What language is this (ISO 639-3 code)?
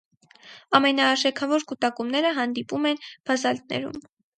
hye